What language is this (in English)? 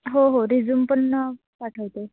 Marathi